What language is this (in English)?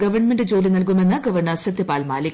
Malayalam